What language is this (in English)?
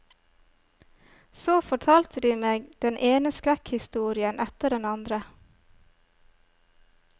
Norwegian